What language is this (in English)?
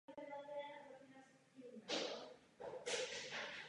Czech